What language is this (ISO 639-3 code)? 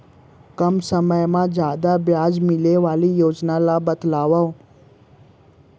hne